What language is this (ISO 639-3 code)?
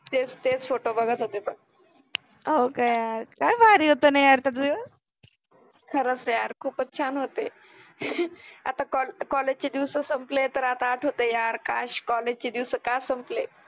mar